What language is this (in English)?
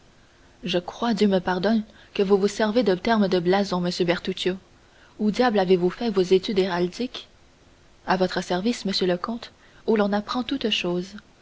French